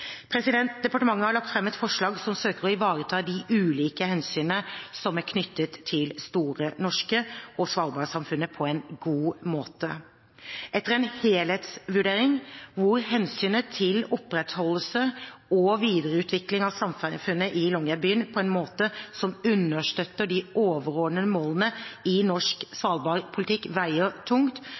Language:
Norwegian Bokmål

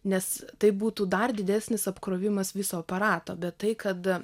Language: Lithuanian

